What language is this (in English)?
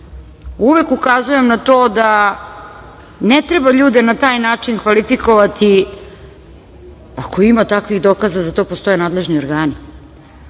Serbian